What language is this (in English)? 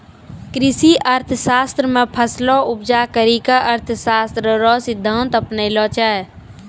Maithili